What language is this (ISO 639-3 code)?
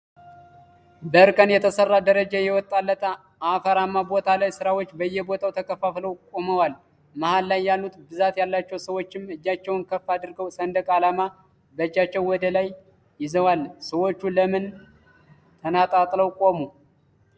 amh